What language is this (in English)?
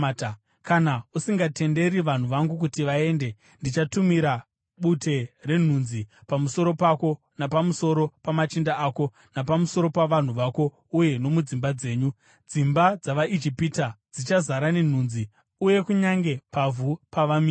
Shona